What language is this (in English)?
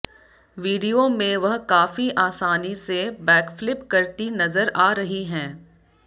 Hindi